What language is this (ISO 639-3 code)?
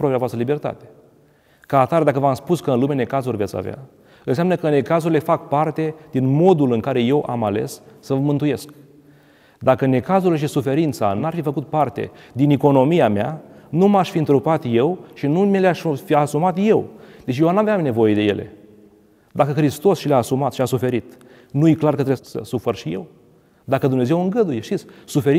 ron